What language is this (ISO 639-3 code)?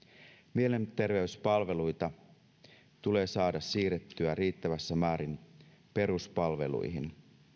fin